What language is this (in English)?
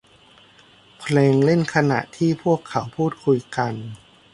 Thai